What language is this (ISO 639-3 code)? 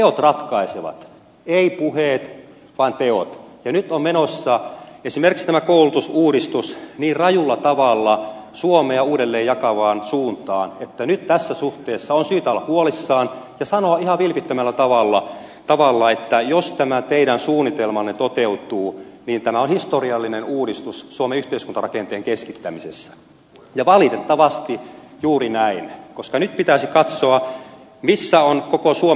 fin